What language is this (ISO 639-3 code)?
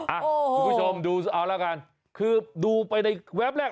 tha